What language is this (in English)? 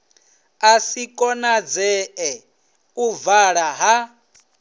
Venda